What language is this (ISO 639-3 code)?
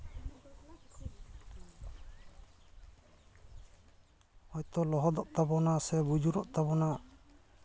sat